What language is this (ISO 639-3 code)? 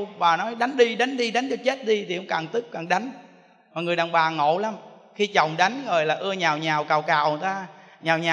vie